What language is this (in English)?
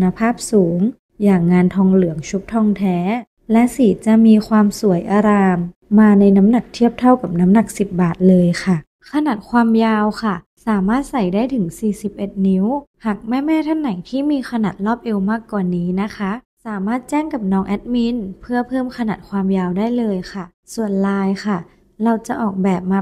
Thai